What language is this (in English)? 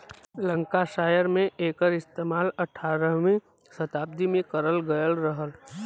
Bhojpuri